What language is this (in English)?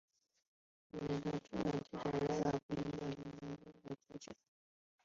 Chinese